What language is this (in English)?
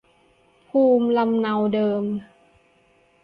Thai